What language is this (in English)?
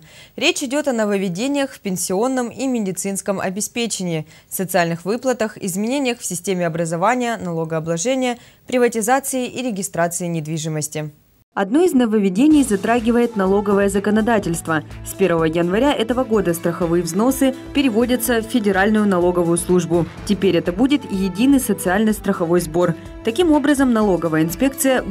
Russian